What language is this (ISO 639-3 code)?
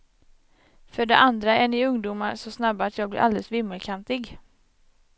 swe